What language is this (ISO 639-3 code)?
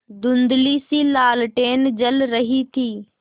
hin